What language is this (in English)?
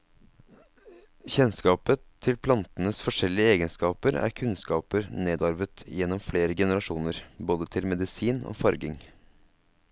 Norwegian